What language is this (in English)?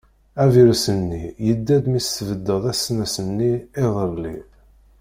Kabyle